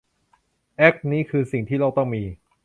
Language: Thai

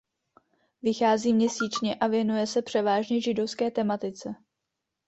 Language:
Czech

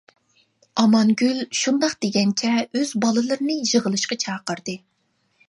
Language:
Uyghur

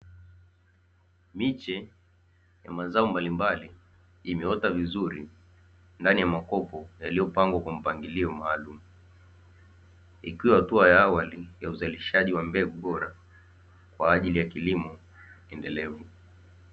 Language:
Swahili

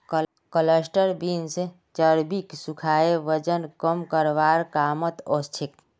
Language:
Magahi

